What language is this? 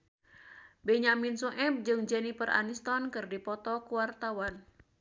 Sundanese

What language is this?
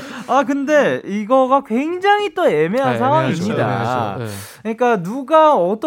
Korean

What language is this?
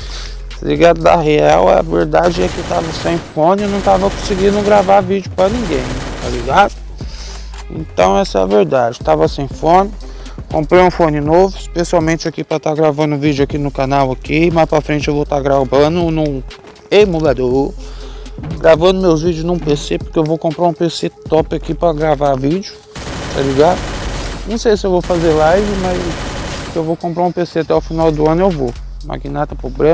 Portuguese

